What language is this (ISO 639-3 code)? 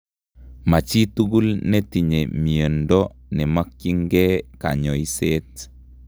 kln